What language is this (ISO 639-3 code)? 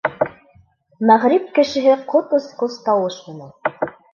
bak